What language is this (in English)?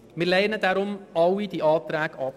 Swiss German